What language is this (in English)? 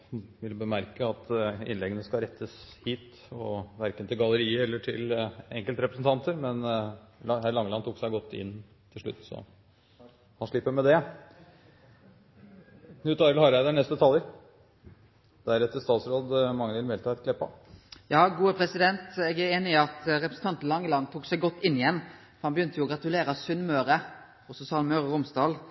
Norwegian